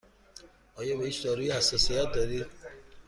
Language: Persian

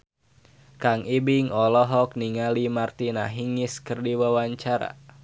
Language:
Sundanese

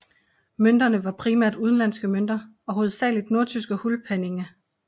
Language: Danish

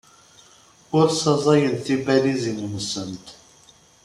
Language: Kabyle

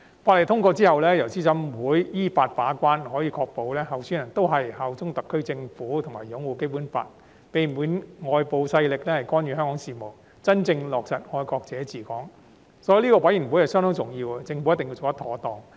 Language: Cantonese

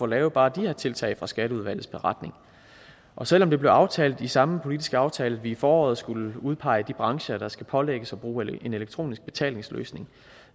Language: Danish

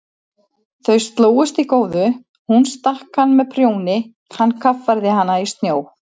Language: Icelandic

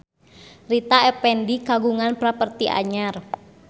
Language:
Sundanese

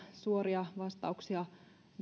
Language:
Finnish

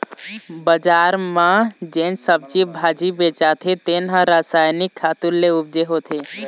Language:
Chhattisgarhi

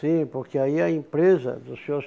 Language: Portuguese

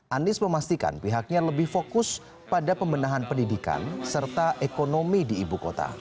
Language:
Indonesian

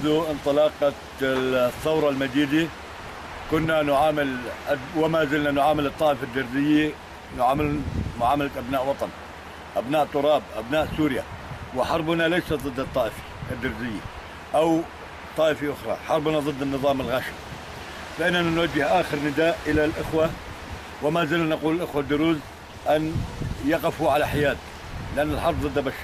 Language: Arabic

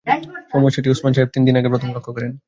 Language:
Bangla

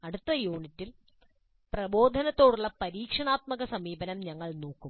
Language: Malayalam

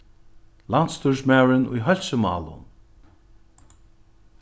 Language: Faroese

